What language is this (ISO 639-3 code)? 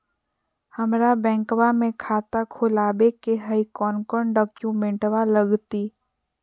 mag